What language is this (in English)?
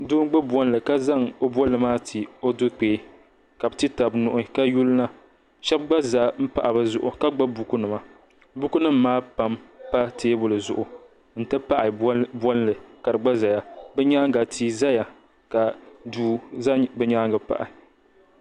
Dagbani